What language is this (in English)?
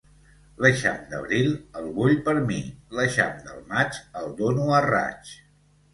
Catalan